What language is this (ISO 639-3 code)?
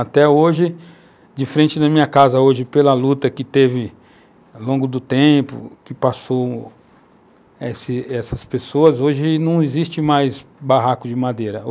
por